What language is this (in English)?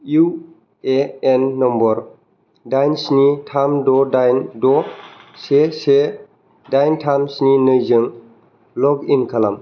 Bodo